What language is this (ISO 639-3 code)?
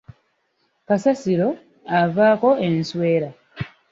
lug